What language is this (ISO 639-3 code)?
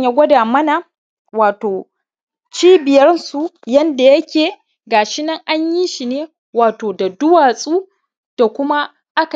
hau